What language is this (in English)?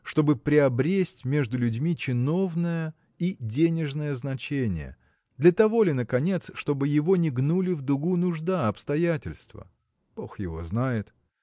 Russian